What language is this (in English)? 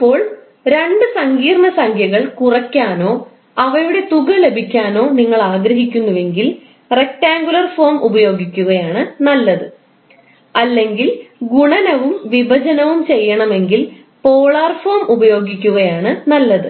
Malayalam